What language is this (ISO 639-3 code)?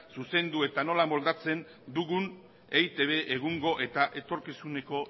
eus